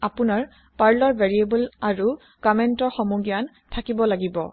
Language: Assamese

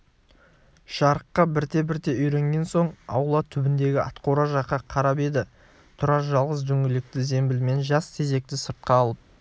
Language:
Kazakh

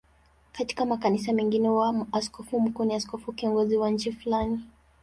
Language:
Swahili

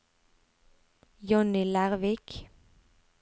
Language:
Norwegian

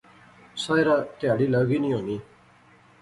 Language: Pahari-Potwari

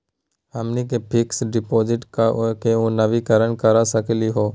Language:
Magahi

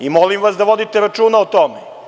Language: Serbian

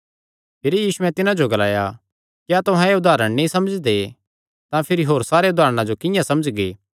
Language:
Kangri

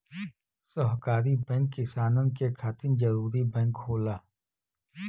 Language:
Bhojpuri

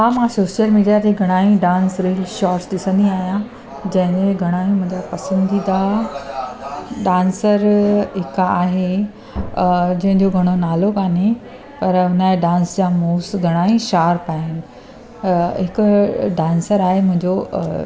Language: Sindhi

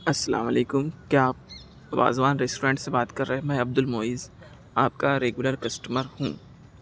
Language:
Urdu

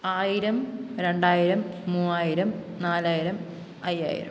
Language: Malayalam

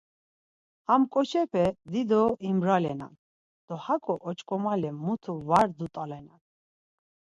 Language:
Laz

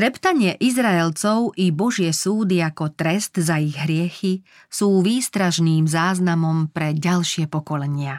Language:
Slovak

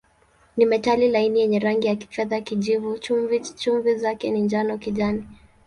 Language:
Swahili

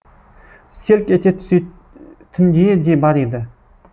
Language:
Kazakh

